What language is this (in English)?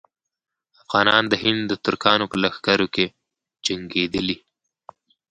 Pashto